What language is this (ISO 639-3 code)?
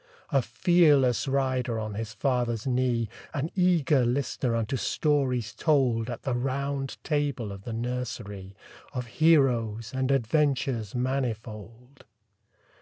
eng